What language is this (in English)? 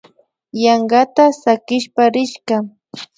Imbabura Highland Quichua